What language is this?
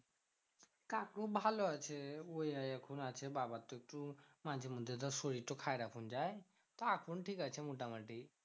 Bangla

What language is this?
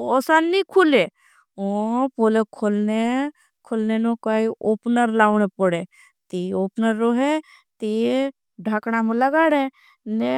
Bhili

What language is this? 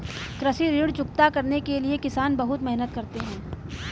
Hindi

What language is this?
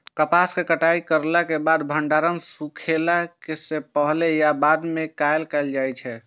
Maithili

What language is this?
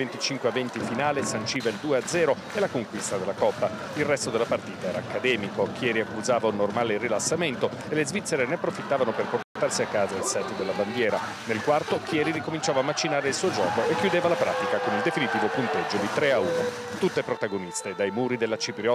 Italian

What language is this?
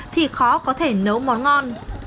Vietnamese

